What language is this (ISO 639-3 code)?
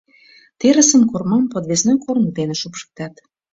chm